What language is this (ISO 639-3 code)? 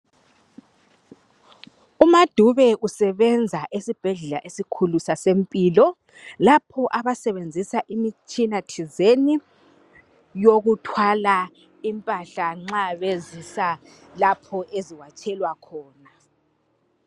nde